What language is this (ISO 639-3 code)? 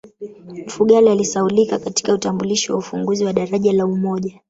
swa